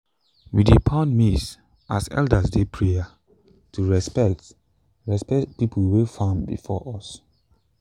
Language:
Nigerian Pidgin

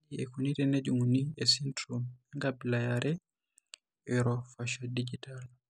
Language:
Masai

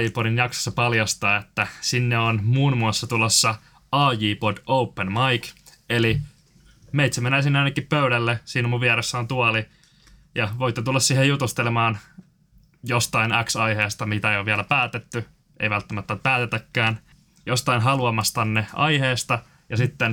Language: Finnish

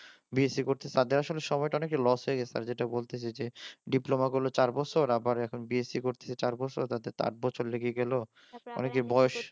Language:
Bangla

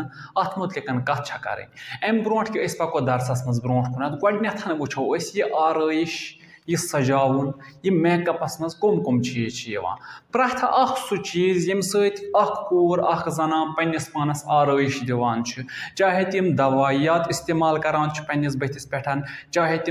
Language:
Turkish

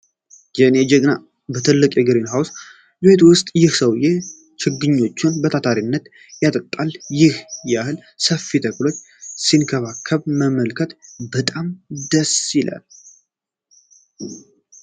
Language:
Amharic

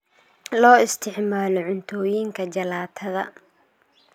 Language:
Somali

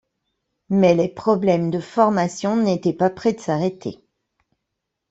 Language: French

